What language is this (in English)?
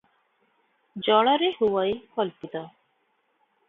Odia